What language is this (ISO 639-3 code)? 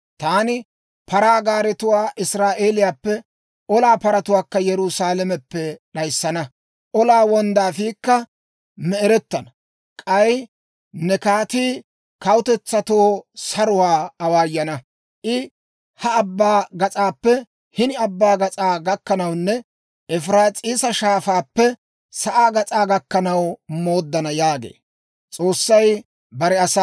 dwr